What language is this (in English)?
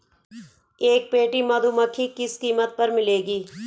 Hindi